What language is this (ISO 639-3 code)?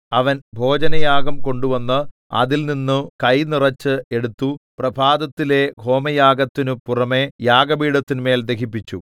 mal